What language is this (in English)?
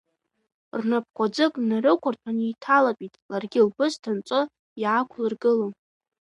Abkhazian